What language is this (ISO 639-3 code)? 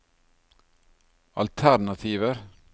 nor